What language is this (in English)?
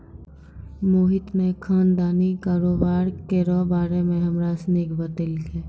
Maithili